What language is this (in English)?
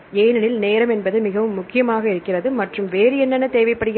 Tamil